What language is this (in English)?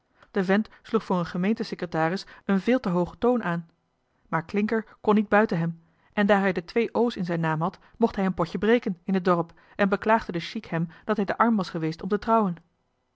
Dutch